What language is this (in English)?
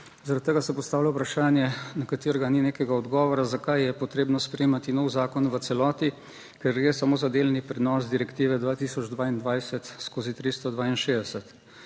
Slovenian